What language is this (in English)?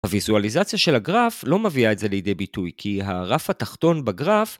Hebrew